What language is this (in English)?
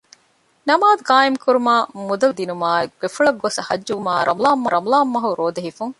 Divehi